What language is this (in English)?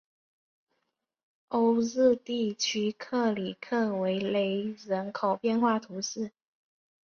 Chinese